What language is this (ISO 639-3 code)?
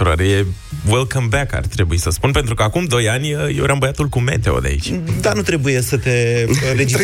ron